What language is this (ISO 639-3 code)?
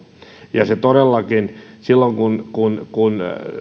fin